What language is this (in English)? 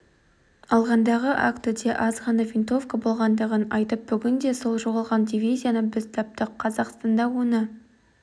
Kazakh